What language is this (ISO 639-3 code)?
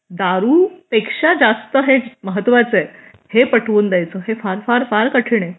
mar